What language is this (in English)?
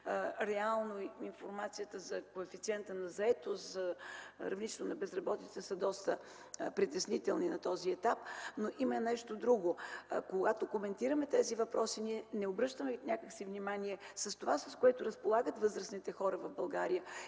Bulgarian